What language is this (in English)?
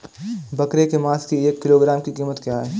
Hindi